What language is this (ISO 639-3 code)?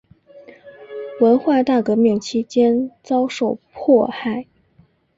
zho